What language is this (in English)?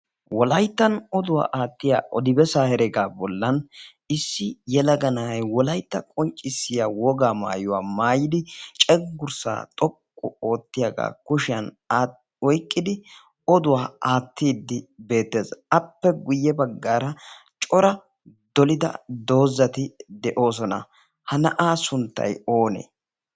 Wolaytta